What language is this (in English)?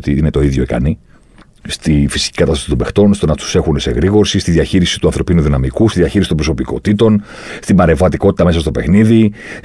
Greek